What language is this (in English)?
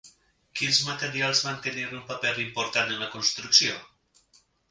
Catalan